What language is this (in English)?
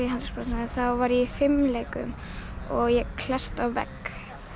Icelandic